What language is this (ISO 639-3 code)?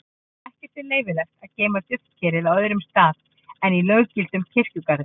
isl